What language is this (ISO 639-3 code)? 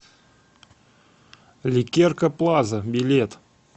rus